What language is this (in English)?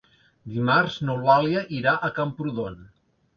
Catalan